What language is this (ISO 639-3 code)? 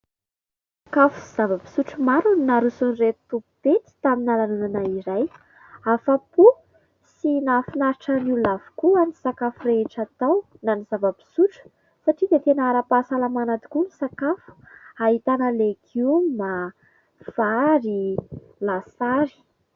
mlg